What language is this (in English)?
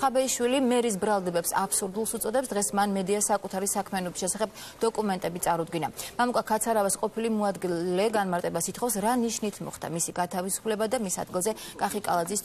Romanian